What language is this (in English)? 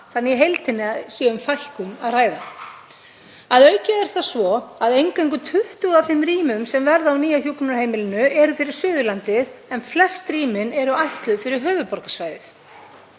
Icelandic